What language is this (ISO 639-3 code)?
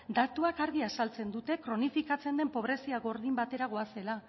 eus